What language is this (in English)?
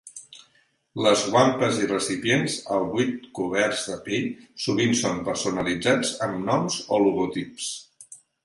Catalan